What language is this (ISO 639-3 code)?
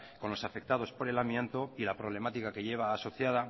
spa